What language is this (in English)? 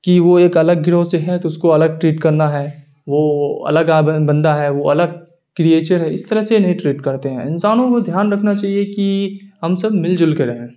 Urdu